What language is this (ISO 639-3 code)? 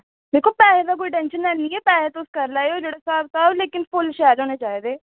doi